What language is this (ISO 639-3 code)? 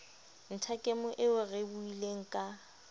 sot